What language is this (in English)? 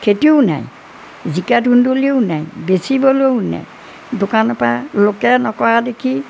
Assamese